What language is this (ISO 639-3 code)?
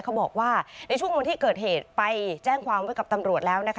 tha